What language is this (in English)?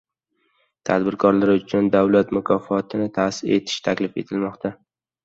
Uzbek